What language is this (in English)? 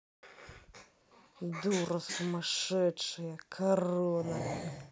Russian